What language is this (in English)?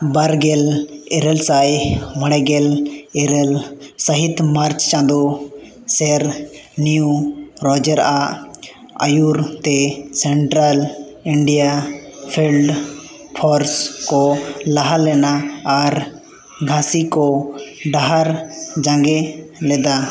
Santali